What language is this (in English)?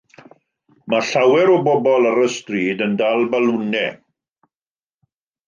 Welsh